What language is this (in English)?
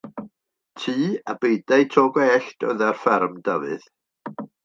Welsh